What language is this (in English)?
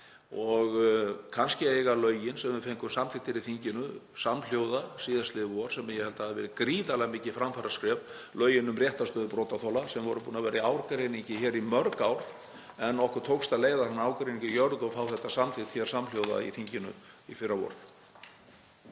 Icelandic